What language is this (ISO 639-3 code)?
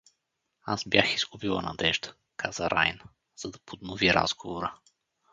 bul